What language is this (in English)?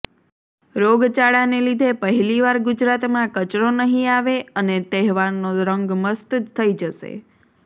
Gujarati